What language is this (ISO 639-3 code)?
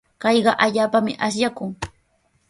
qws